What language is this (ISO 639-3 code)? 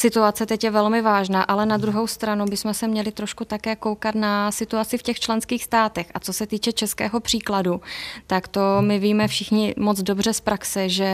ces